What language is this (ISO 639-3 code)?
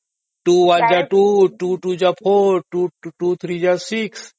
ori